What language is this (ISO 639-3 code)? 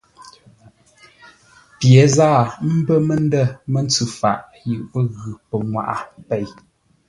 nla